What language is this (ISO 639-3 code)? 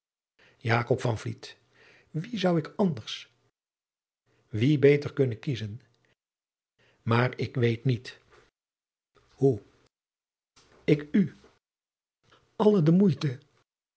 nld